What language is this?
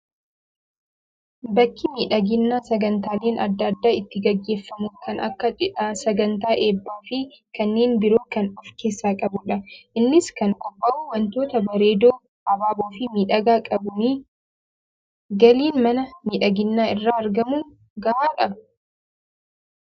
Oromo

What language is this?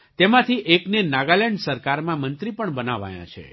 Gujarati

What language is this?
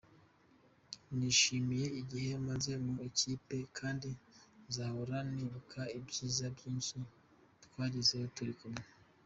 Kinyarwanda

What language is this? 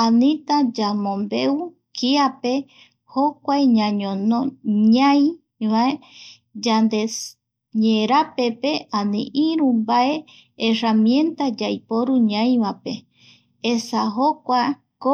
Eastern Bolivian Guaraní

